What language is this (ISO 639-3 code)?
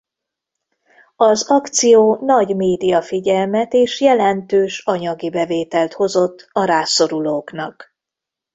hun